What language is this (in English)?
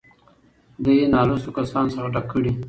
Pashto